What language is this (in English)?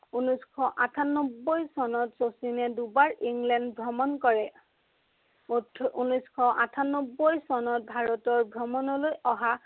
Assamese